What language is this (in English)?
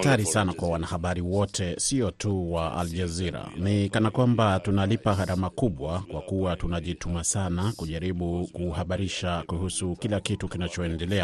Swahili